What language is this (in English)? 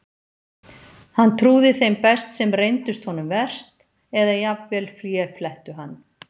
Icelandic